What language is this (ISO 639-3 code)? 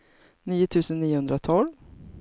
swe